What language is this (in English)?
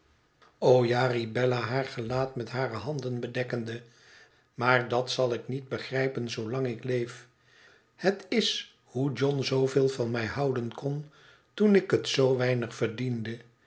Dutch